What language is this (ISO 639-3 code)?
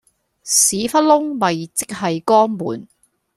yue